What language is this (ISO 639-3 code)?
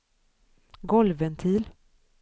swe